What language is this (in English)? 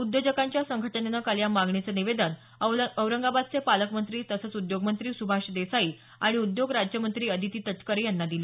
Marathi